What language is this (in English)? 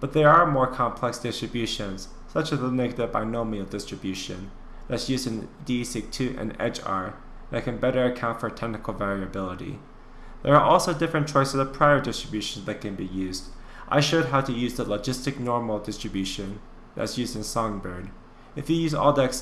English